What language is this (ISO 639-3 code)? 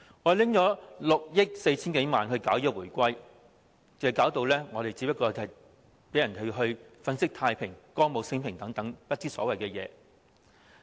yue